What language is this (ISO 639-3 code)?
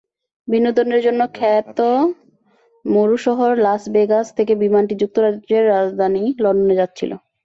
ben